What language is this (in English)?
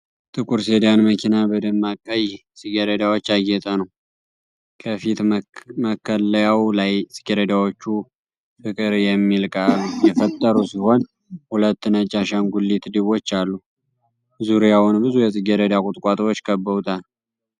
Amharic